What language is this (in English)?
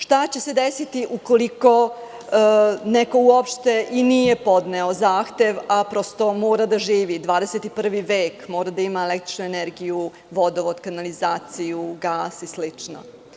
Serbian